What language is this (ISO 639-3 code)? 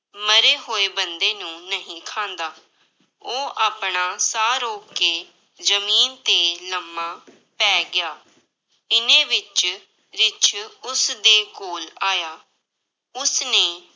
pan